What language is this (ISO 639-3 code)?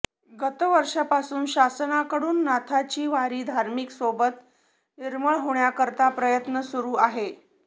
mar